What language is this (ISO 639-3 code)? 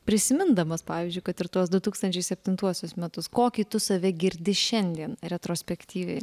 lit